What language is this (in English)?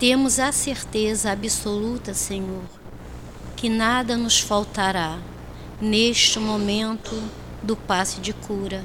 Portuguese